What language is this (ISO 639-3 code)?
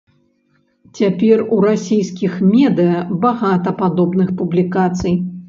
bel